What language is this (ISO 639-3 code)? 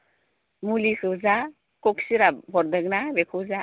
brx